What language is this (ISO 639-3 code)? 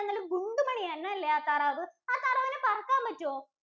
mal